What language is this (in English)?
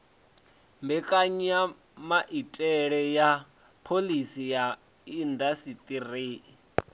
Venda